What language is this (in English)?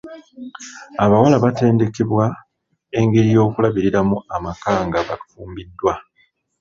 Ganda